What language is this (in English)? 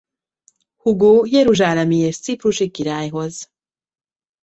Hungarian